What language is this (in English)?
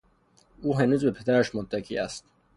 Persian